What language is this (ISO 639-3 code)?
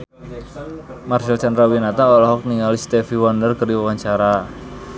sun